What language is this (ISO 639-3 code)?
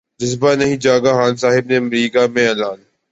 urd